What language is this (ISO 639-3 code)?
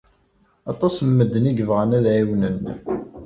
kab